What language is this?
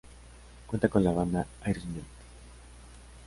Spanish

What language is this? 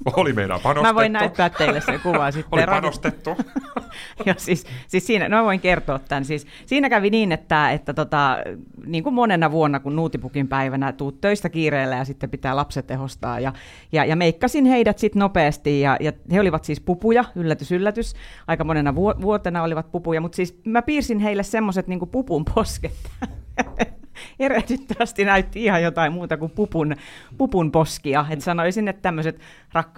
Finnish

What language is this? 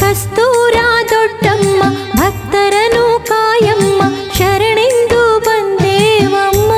Kannada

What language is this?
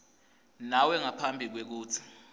Swati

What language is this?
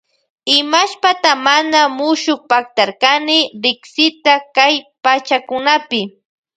Loja Highland Quichua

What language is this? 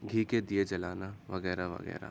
Urdu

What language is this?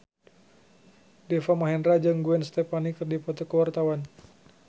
Sundanese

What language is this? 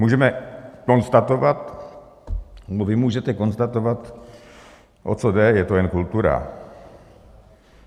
Czech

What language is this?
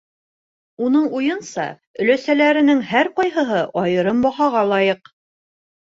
Bashkir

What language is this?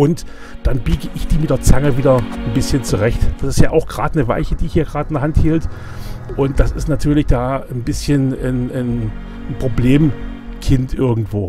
German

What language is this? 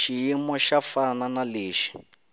Tsonga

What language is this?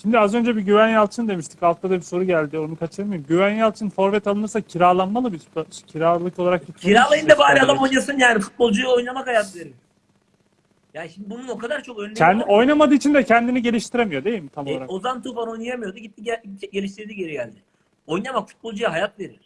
Turkish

